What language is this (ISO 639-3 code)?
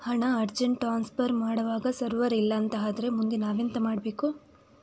kan